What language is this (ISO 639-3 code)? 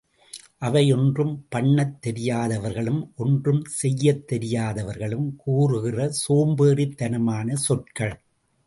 tam